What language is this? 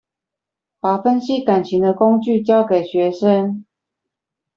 Chinese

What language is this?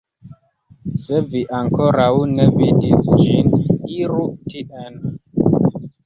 Esperanto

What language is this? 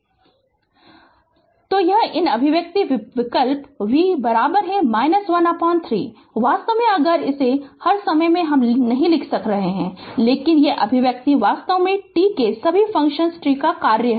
Hindi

